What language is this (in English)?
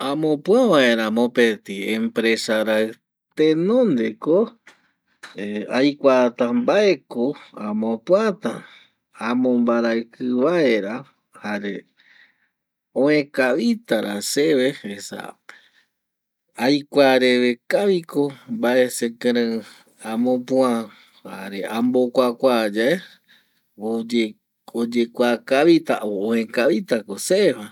Eastern Bolivian Guaraní